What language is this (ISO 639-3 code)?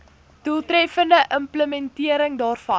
afr